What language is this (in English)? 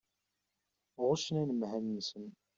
Kabyle